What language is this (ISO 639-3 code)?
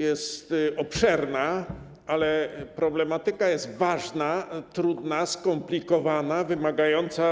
pol